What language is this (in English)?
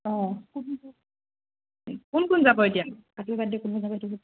Assamese